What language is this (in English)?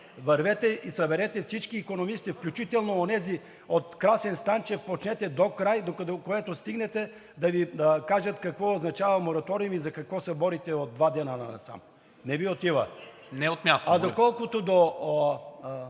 Bulgarian